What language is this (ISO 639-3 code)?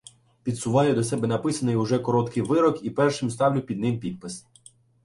ukr